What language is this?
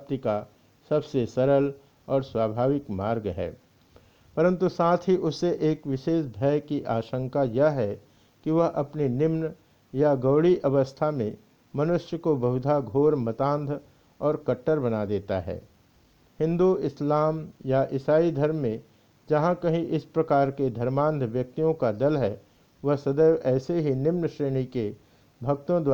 Hindi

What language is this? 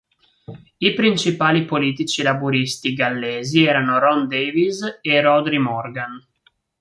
Italian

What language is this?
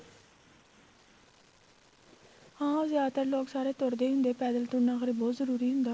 Punjabi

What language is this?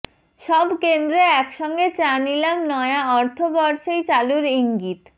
Bangla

